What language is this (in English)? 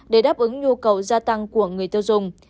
Vietnamese